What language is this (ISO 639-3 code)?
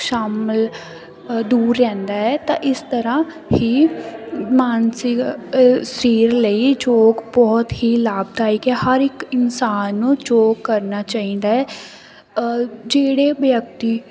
pan